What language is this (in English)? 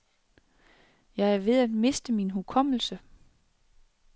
Danish